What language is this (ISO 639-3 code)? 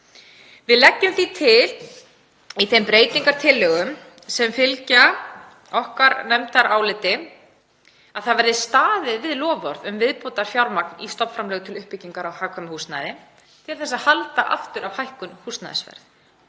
isl